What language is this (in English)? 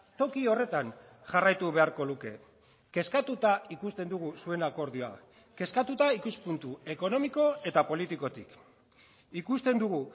Basque